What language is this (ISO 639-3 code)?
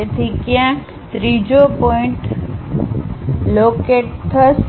guj